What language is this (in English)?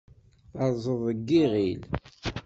Kabyle